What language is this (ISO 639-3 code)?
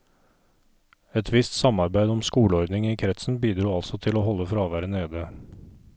nor